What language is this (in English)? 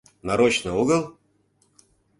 Mari